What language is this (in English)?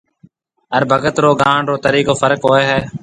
Marwari (Pakistan)